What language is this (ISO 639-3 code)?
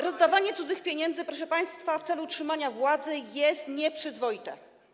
pol